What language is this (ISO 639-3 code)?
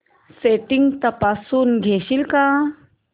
mar